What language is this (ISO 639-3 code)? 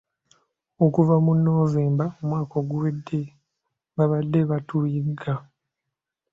lug